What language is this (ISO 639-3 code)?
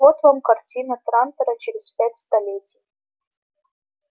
rus